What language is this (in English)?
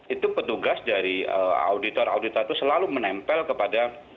Indonesian